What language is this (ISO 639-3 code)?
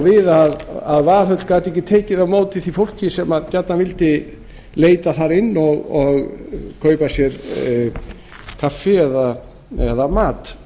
isl